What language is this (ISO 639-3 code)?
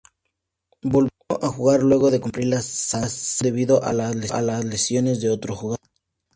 spa